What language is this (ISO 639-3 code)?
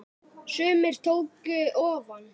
isl